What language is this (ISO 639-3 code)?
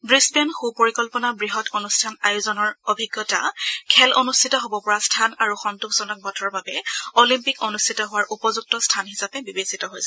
asm